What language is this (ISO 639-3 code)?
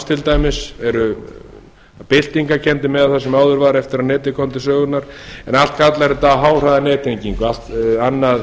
isl